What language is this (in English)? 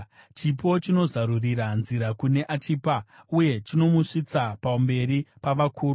Shona